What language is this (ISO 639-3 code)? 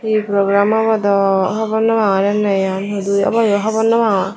ccp